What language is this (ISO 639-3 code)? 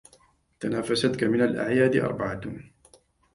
ara